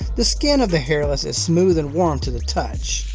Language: English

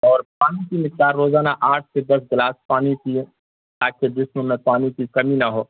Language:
Urdu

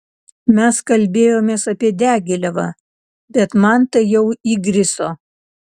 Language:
Lithuanian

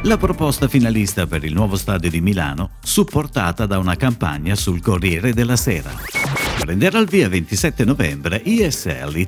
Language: Italian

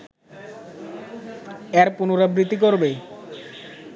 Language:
Bangla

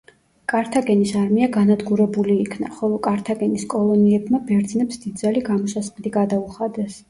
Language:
Georgian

